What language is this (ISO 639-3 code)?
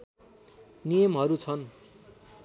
nep